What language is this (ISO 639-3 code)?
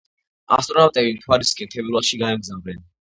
kat